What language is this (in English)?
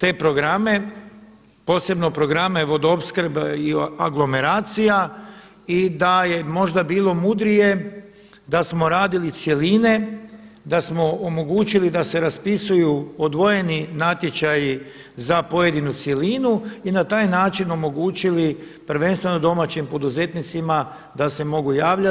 Croatian